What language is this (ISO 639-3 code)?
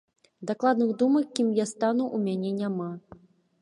bel